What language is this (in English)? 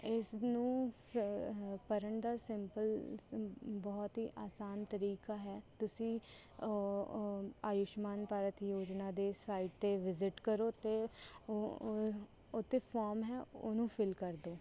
Punjabi